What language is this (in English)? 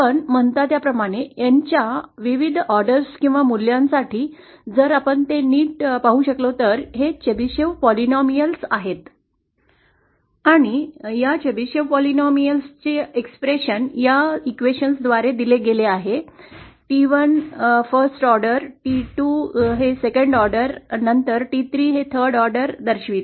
Marathi